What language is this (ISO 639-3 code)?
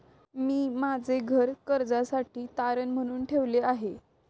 mar